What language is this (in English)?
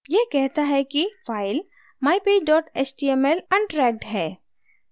Hindi